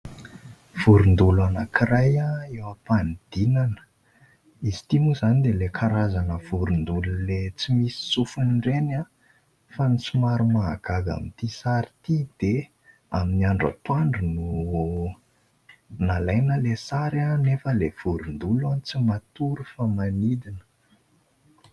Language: Malagasy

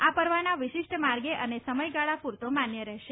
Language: Gujarati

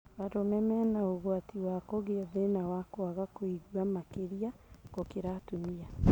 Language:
Kikuyu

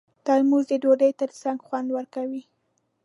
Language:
Pashto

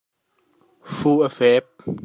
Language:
Hakha Chin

